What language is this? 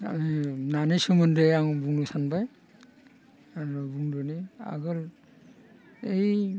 Bodo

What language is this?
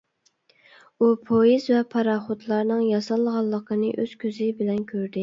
Uyghur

